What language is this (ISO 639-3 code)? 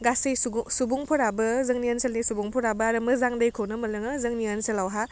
brx